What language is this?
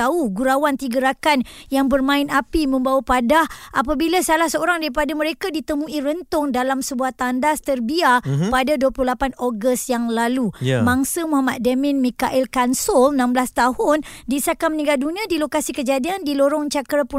Malay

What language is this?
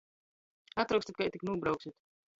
Latgalian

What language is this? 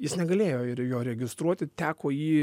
Lithuanian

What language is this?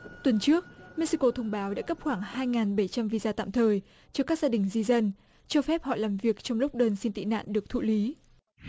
Vietnamese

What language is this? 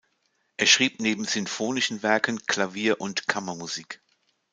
German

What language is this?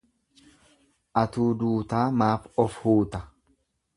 Oromo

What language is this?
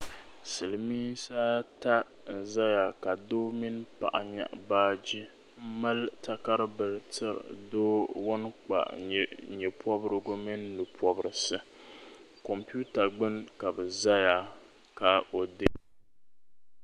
Dagbani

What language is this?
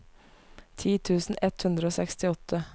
Norwegian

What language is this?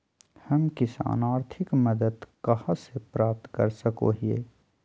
Magahi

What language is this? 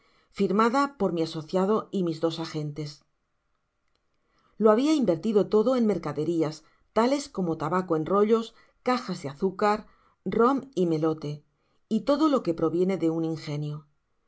Spanish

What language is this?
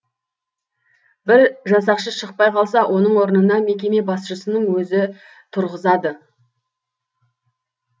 Kazakh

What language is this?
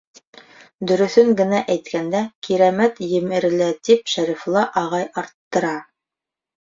Bashkir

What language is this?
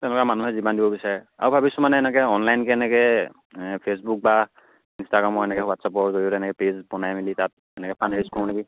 Assamese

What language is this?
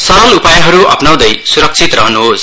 Nepali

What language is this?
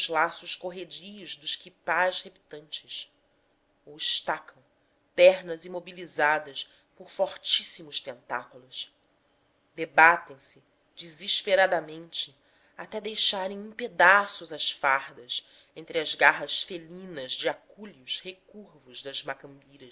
Portuguese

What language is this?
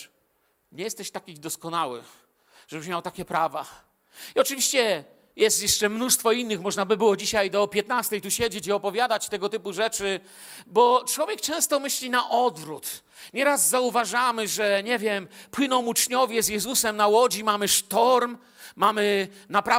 Polish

